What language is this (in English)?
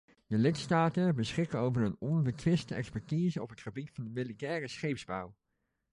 Dutch